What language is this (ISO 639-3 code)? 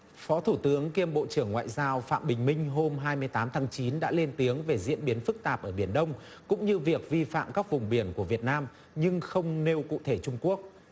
vie